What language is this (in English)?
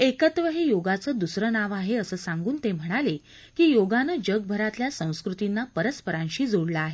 Marathi